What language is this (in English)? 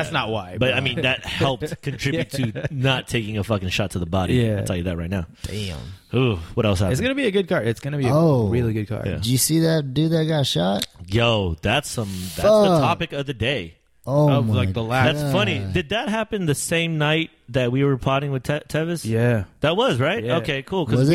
English